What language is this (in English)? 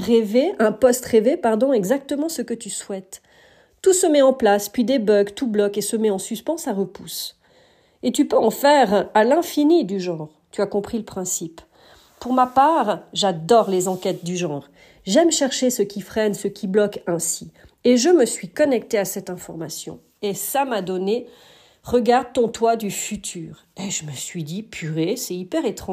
French